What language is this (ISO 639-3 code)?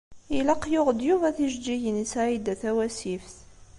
kab